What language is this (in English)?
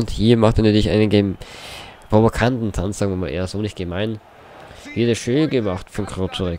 German